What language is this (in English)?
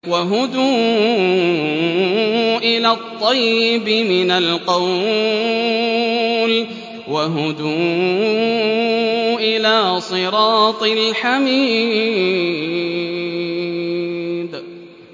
Arabic